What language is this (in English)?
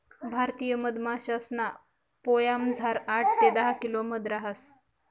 Marathi